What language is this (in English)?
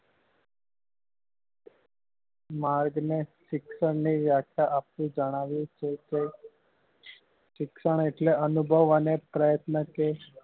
Gujarati